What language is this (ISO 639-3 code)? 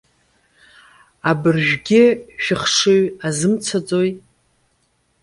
abk